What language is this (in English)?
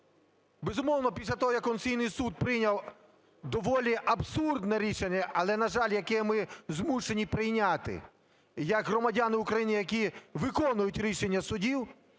Ukrainian